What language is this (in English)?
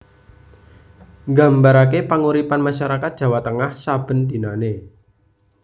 Javanese